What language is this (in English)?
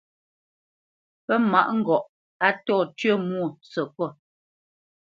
Bamenyam